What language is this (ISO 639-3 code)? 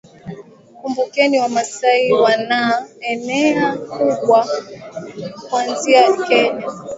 swa